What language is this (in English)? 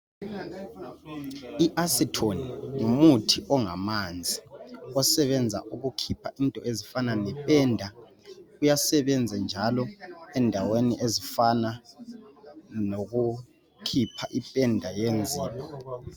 North Ndebele